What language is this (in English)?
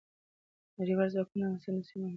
Pashto